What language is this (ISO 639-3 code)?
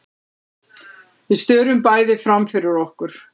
isl